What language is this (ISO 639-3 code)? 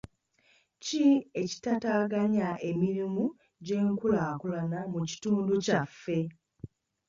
lug